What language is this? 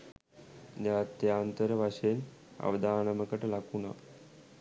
Sinhala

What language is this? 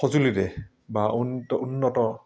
Assamese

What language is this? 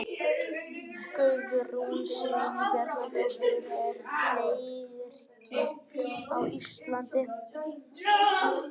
Icelandic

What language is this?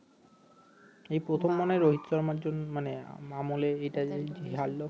Bangla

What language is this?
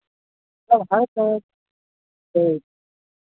Maithili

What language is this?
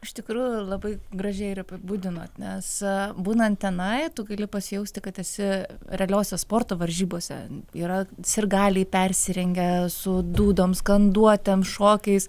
Lithuanian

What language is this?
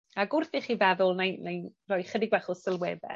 Welsh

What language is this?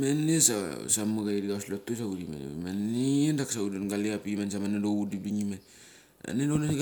Mali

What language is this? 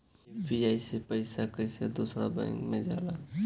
Bhojpuri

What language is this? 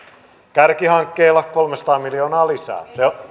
Finnish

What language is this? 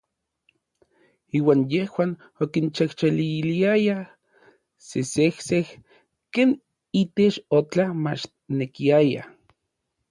Orizaba Nahuatl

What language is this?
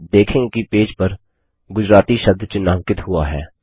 Hindi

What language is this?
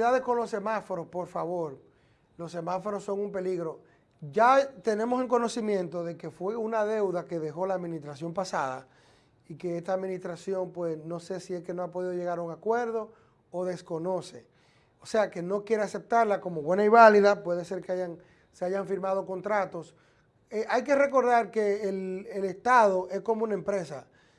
Spanish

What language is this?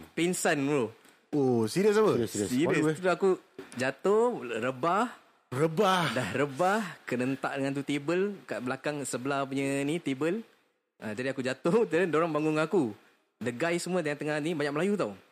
Malay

